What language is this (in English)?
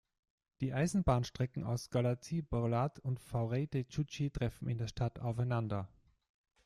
German